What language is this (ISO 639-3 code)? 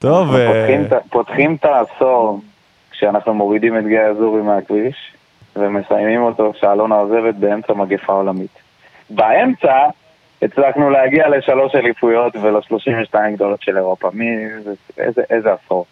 heb